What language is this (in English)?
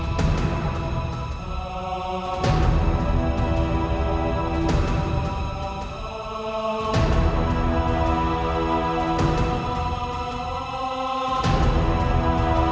Indonesian